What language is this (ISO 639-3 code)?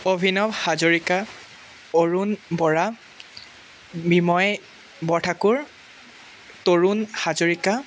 asm